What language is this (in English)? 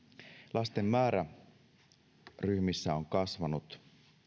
Finnish